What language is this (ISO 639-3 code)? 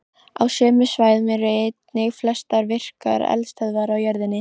isl